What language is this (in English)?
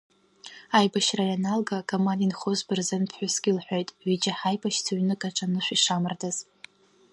Abkhazian